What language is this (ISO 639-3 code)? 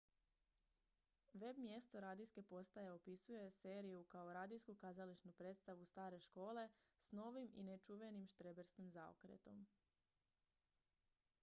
hrv